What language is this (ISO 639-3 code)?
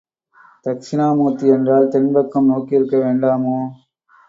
tam